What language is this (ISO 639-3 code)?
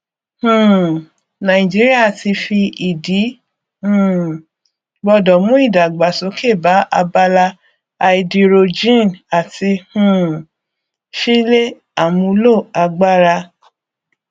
yor